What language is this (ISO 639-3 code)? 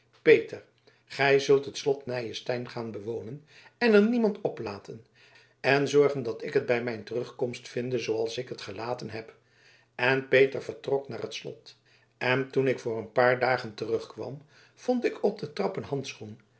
nld